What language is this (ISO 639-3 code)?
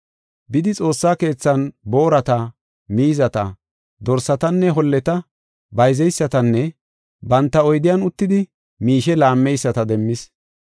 gof